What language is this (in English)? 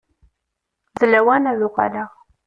Kabyle